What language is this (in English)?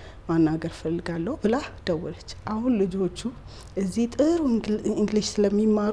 Arabic